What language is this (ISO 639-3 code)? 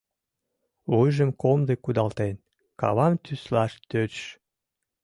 chm